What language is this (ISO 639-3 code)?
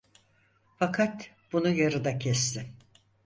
tur